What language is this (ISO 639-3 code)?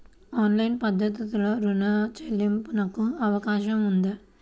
tel